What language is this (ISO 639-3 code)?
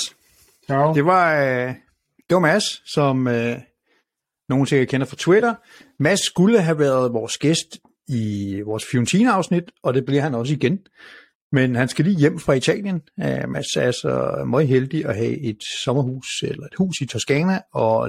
dan